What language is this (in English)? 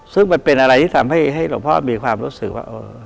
Thai